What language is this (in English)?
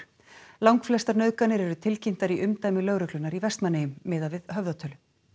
Icelandic